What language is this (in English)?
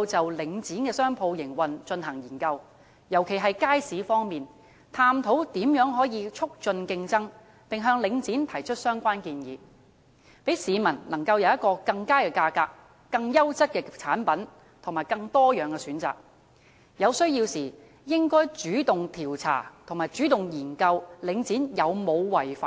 Cantonese